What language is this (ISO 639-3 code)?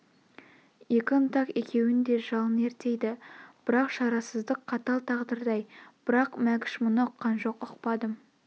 kaz